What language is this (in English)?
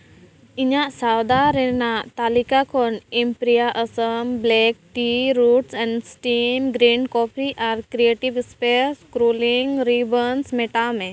Santali